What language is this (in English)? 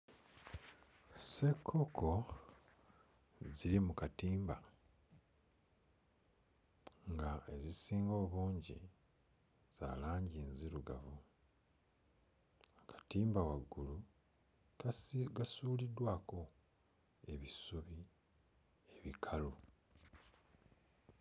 Ganda